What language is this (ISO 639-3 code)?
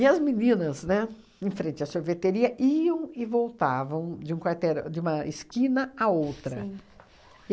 por